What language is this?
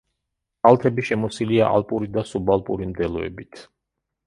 Georgian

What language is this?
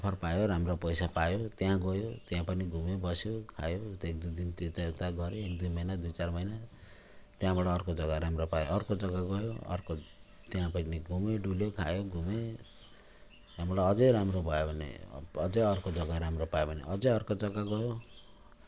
Nepali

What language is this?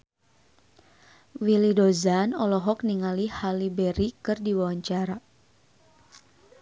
Sundanese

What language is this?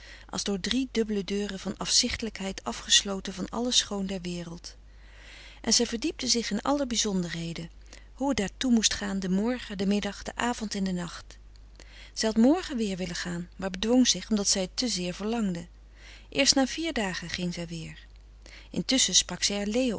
Dutch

